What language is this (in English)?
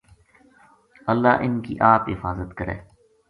Gujari